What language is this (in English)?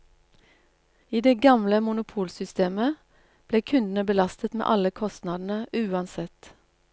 Norwegian